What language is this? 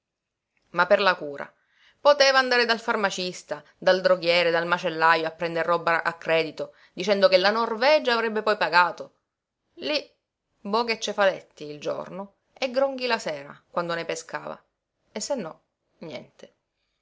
Italian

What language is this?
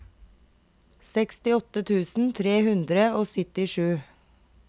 Norwegian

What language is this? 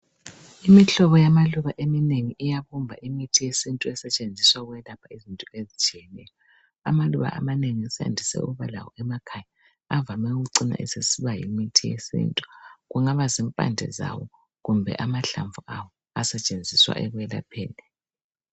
North Ndebele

